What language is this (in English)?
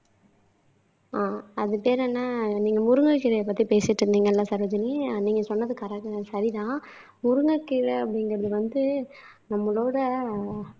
Tamil